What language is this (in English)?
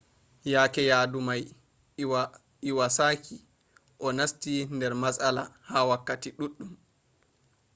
Fula